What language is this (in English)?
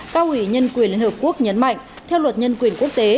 Vietnamese